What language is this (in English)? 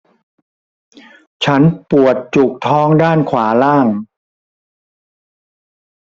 Thai